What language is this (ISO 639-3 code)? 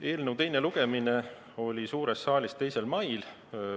est